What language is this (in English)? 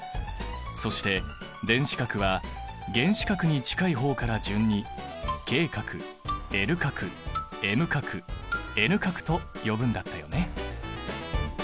Japanese